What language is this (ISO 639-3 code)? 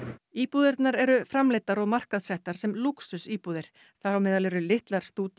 isl